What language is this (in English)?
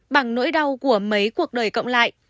Vietnamese